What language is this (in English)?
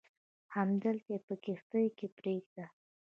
Pashto